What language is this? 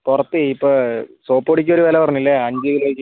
Malayalam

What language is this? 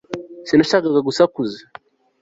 Kinyarwanda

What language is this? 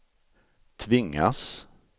Swedish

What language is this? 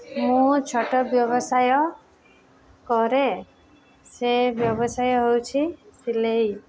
Odia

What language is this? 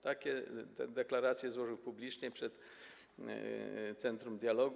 Polish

